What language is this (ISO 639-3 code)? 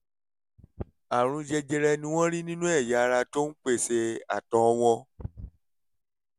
yor